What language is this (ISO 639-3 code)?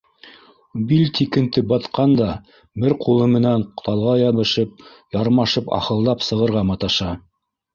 bak